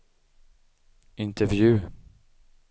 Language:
Swedish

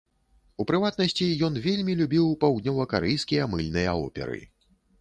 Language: Belarusian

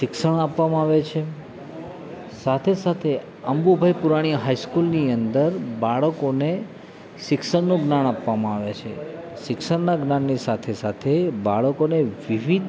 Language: Gujarati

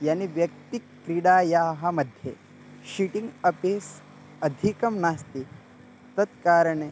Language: Sanskrit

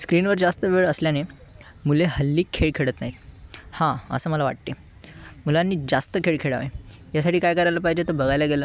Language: Marathi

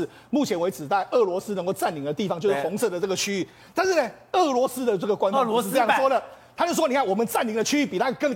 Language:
Chinese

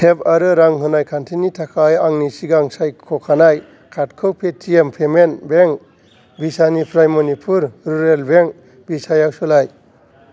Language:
Bodo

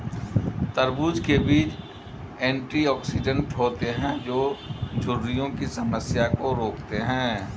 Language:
Hindi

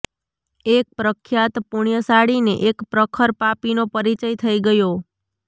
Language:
Gujarati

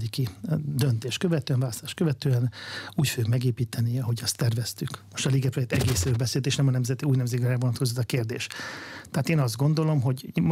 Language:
Hungarian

